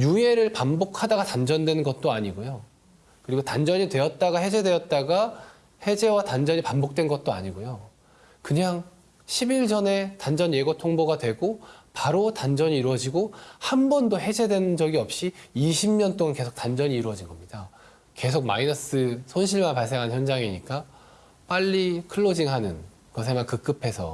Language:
Korean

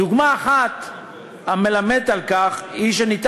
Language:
Hebrew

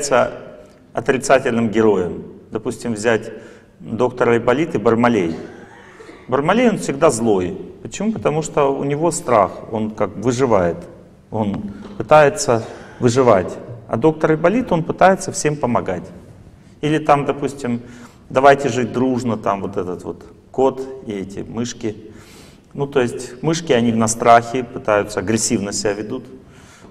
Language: Russian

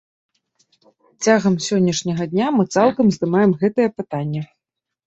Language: Belarusian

